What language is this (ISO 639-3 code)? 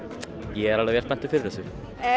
isl